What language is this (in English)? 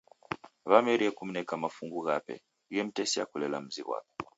Taita